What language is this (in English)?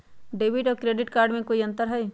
Magahi